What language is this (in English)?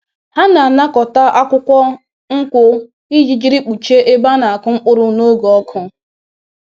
Igbo